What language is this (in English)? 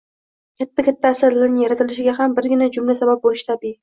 Uzbek